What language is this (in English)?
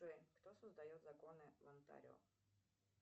Russian